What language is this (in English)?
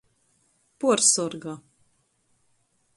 Latgalian